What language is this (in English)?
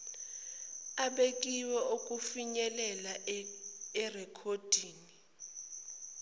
Zulu